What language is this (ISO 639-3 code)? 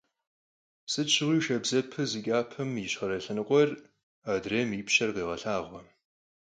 kbd